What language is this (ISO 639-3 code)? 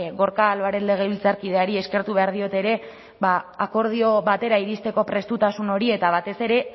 eus